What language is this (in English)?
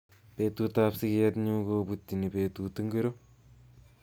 Kalenjin